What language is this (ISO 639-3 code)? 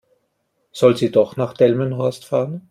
deu